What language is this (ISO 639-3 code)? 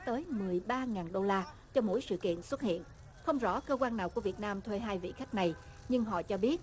vie